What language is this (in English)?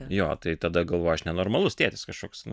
Lithuanian